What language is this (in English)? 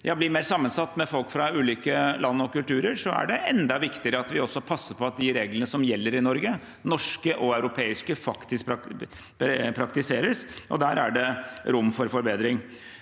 Norwegian